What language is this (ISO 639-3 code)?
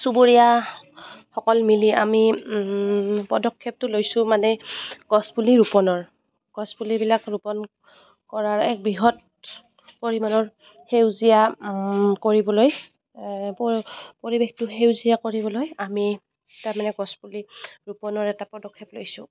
asm